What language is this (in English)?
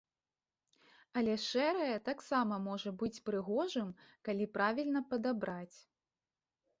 Belarusian